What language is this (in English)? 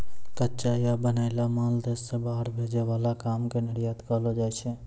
Maithili